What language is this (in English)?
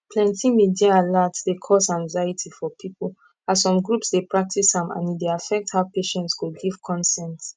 Nigerian Pidgin